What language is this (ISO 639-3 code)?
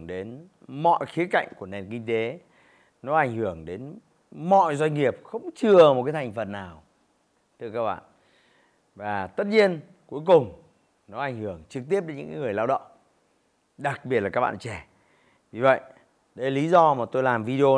vie